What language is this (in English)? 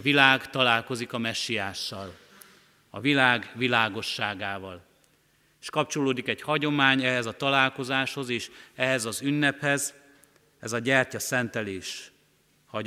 Hungarian